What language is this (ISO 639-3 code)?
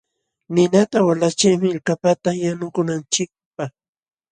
qxw